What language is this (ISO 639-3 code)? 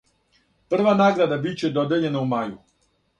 srp